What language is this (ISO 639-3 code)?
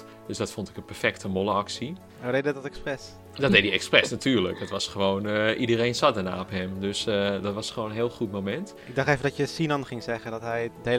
nld